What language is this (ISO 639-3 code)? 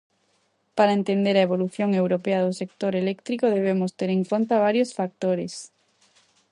glg